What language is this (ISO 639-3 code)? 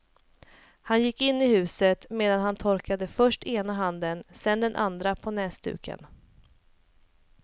swe